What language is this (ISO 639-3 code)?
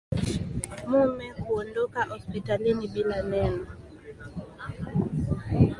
swa